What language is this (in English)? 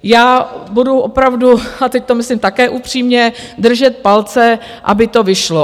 Czech